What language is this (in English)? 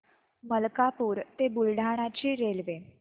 Marathi